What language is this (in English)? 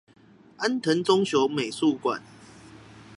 Chinese